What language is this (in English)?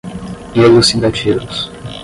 Portuguese